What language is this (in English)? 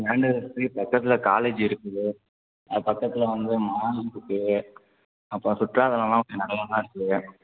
Tamil